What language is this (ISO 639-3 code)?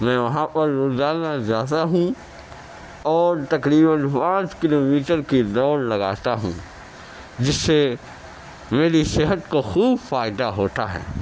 urd